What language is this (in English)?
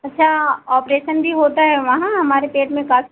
Hindi